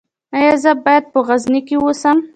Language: Pashto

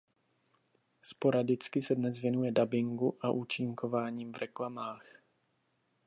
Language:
Czech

